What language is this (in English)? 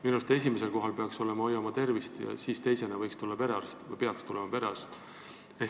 Estonian